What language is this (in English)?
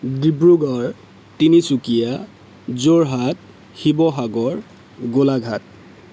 Assamese